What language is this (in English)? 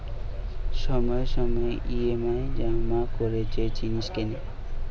Bangla